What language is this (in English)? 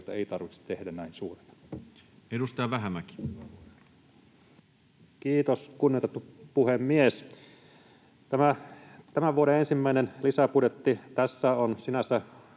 Finnish